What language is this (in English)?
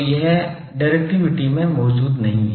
Hindi